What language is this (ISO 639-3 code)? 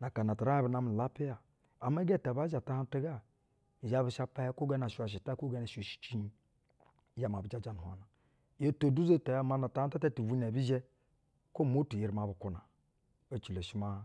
bzw